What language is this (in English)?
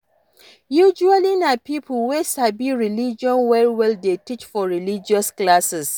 Nigerian Pidgin